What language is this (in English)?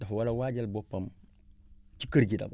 Wolof